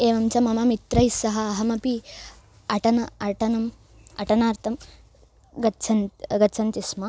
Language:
Sanskrit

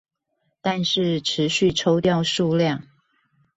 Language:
Chinese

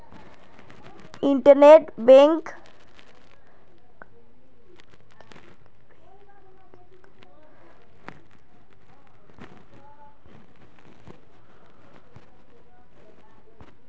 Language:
Magahi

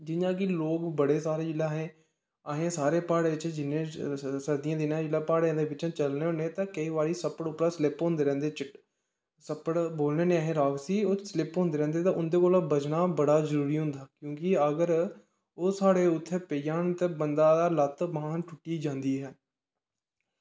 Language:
Dogri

